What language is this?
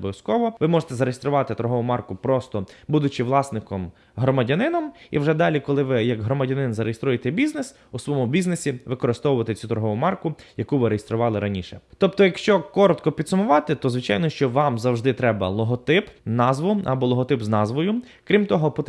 Ukrainian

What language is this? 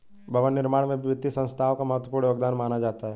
Hindi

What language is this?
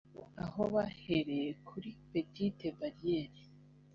Kinyarwanda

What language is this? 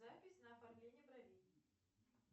Russian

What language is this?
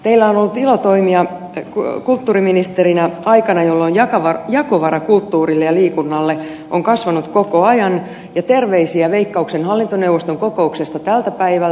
Finnish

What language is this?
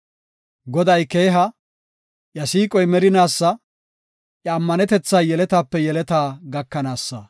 Gofa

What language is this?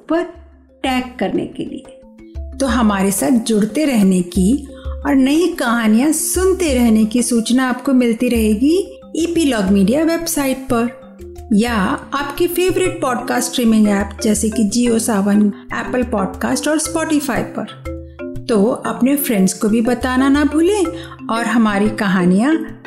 Hindi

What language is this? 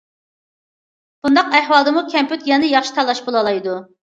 Uyghur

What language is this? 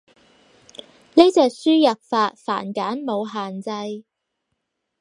Cantonese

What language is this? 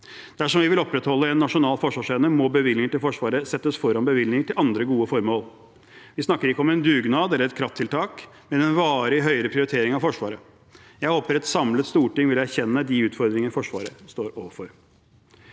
Norwegian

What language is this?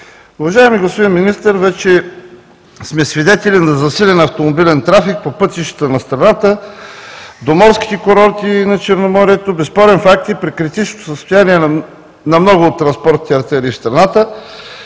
Bulgarian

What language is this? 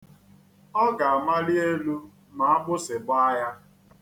Igbo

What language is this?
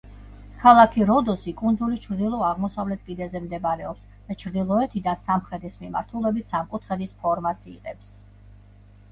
Georgian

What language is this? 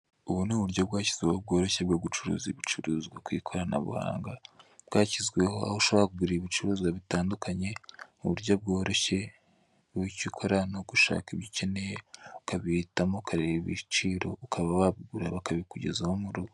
Kinyarwanda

